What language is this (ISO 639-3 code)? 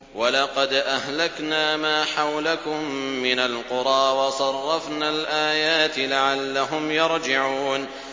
ara